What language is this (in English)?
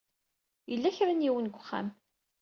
Kabyle